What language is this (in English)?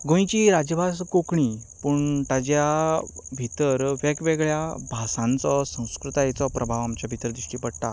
Konkani